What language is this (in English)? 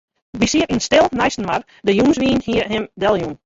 Western Frisian